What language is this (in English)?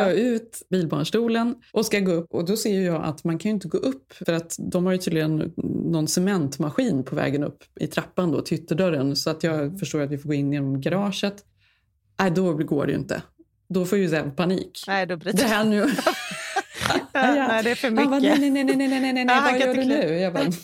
Swedish